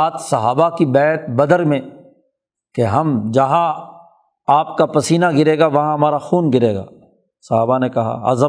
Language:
Urdu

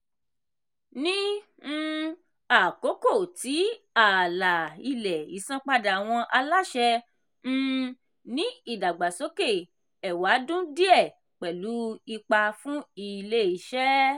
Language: Yoruba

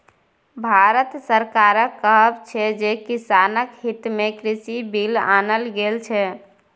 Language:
Maithili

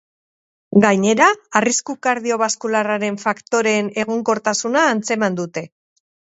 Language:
Basque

